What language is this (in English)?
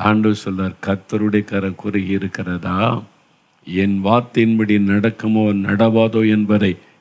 Tamil